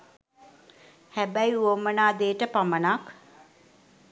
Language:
Sinhala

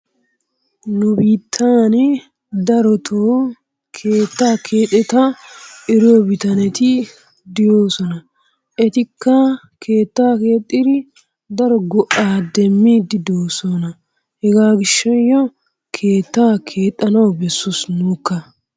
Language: Wolaytta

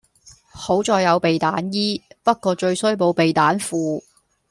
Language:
Cantonese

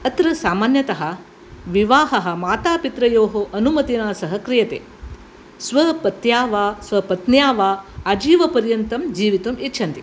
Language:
Sanskrit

